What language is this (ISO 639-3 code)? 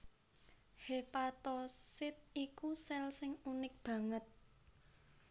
jav